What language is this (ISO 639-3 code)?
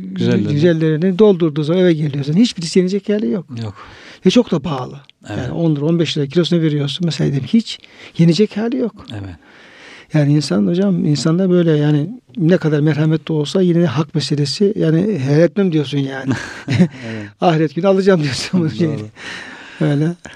tur